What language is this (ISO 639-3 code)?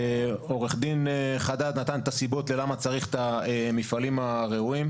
heb